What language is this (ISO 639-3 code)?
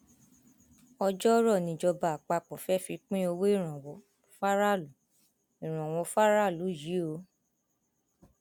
yor